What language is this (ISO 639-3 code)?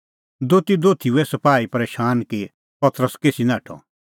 kfx